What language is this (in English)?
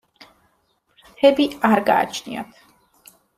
Georgian